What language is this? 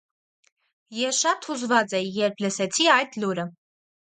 Armenian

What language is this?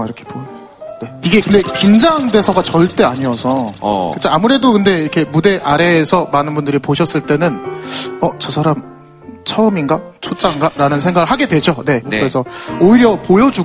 Korean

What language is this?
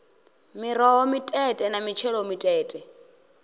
Venda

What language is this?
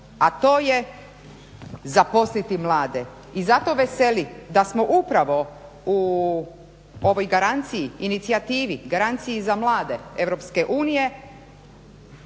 Croatian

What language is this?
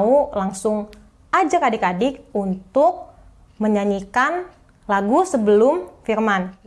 Indonesian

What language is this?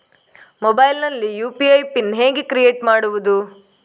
Kannada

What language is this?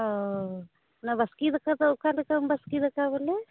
Santali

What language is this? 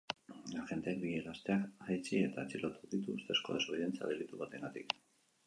Basque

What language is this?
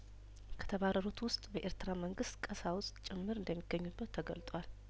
Amharic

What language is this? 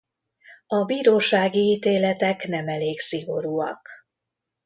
Hungarian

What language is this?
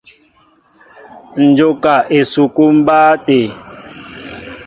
Mbo (Cameroon)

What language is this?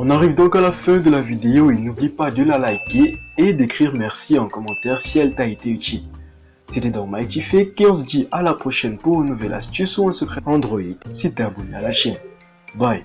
French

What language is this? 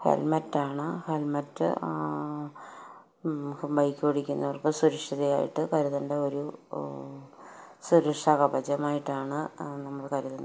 Malayalam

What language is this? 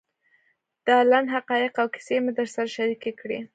Pashto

